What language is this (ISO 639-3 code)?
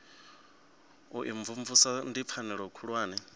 ven